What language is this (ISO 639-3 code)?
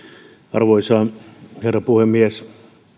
fin